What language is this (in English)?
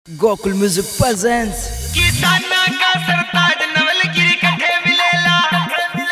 Arabic